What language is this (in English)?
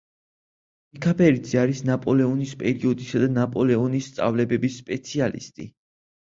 Georgian